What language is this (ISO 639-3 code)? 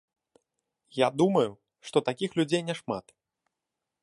bel